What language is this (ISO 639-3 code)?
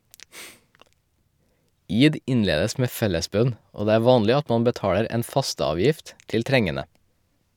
nor